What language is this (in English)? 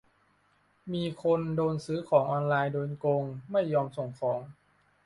Thai